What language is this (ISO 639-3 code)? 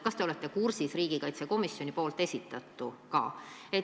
est